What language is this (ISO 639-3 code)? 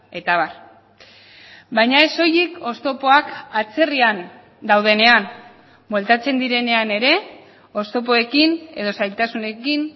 eus